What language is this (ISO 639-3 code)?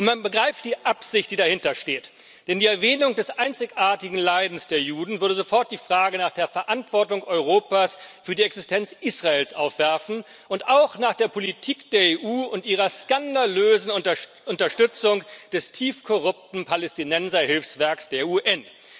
deu